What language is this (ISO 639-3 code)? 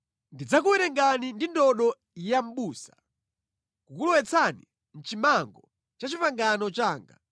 nya